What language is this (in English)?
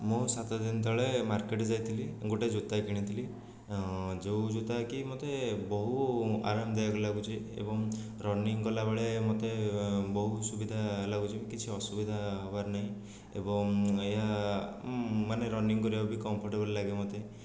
Odia